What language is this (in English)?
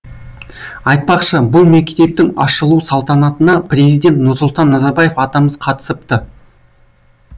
Kazakh